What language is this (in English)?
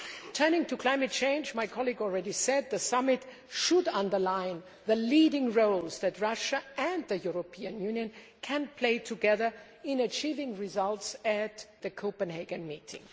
English